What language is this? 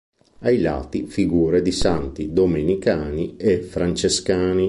Italian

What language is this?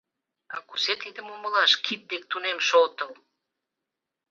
Mari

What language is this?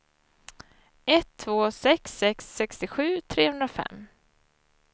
Swedish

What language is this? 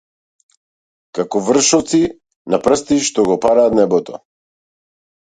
Macedonian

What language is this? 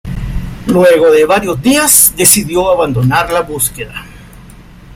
Spanish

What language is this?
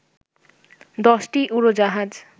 Bangla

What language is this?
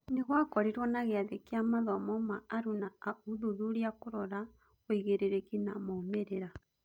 Kikuyu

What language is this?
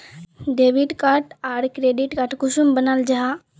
Magahi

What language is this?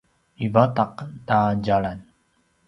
Paiwan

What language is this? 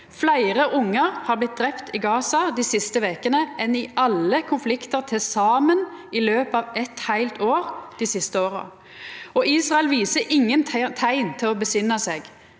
Norwegian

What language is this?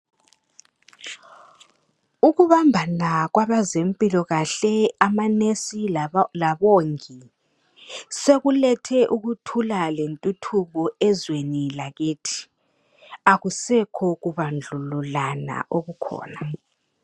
North Ndebele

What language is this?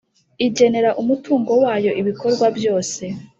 Kinyarwanda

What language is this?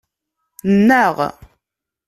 Kabyle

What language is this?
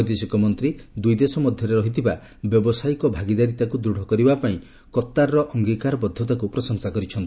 Odia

